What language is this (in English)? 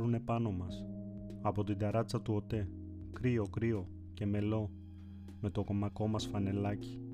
Greek